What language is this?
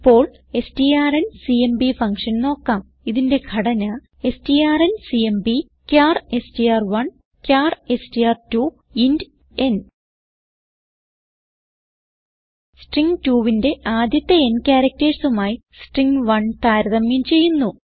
Malayalam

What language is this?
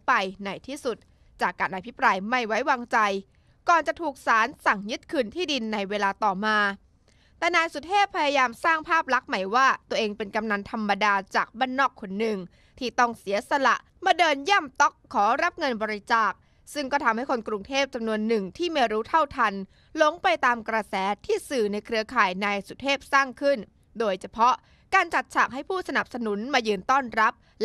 Thai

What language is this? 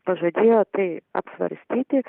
Lithuanian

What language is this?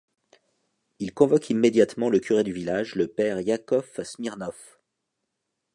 French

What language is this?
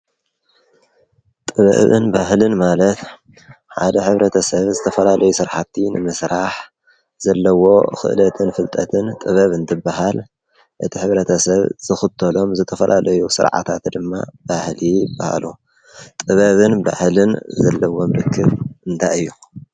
Tigrinya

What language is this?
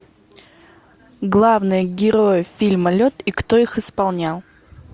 Russian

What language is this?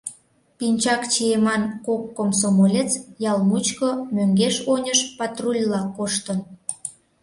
Mari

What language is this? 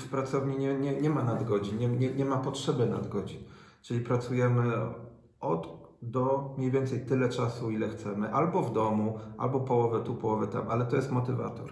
Polish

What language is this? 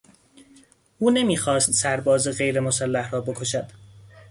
Persian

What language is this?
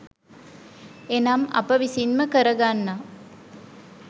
Sinhala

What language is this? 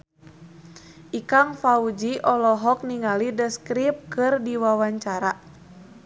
Sundanese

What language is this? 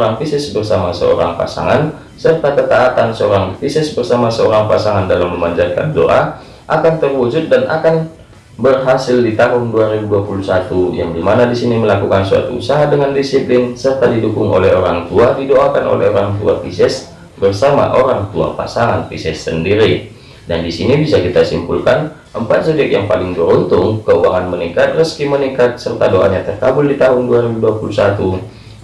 Indonesian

